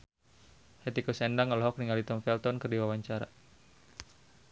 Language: Sundanese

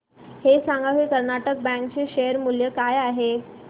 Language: Marathi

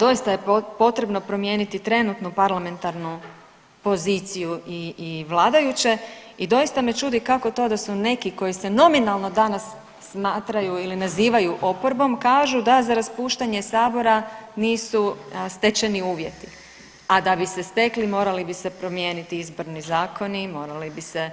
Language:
Croatian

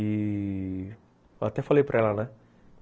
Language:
Portuguese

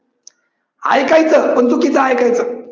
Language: Marathi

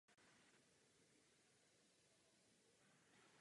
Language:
Czech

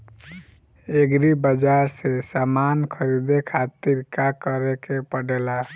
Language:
Bhojpuri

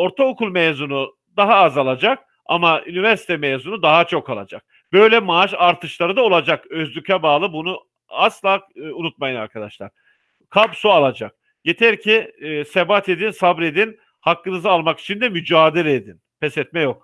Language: Turkish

